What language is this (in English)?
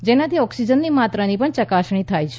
Gujarati